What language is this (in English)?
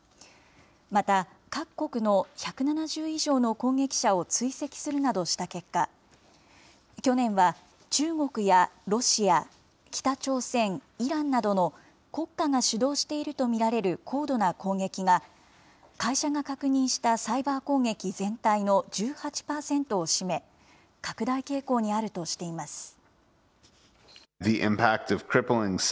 Japanese